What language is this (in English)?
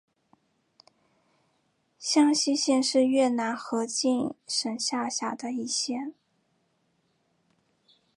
Chinese